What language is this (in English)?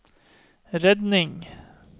Norwegian